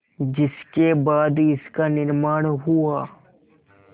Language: Hindi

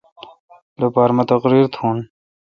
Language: Kalkoti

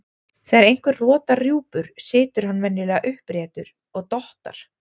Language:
Icelandic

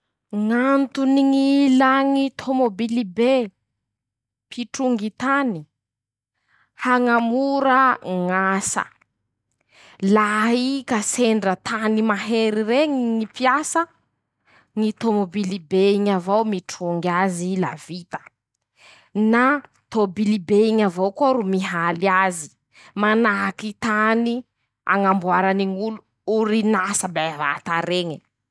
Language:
Masikoro Malagasy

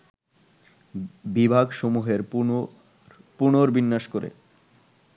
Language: Bangla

